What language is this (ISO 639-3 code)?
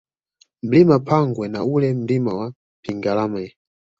swa